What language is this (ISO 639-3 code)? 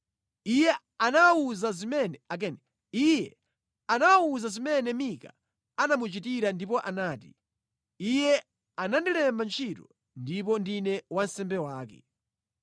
nya